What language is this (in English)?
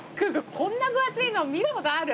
Japanese